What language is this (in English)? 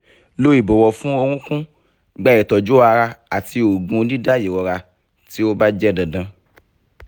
Yoruba